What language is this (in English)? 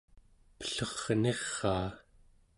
Central Yupik